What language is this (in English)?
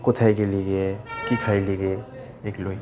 Bangla